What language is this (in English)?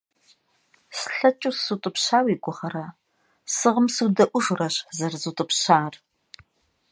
Kabardian